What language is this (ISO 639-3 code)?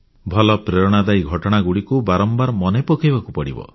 ori